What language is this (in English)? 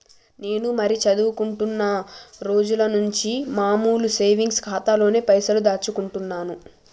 Telugu